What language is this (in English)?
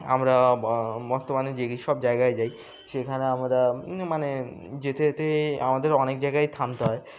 Bangla